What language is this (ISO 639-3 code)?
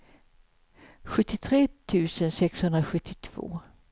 swe